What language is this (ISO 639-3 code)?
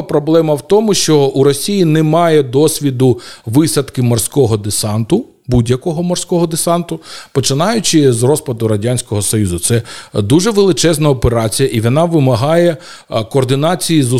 ukr